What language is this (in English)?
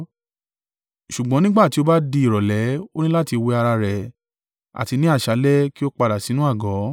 Yoruba